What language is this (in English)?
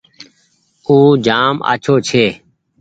Goaria